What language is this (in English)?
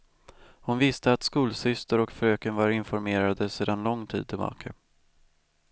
Swedish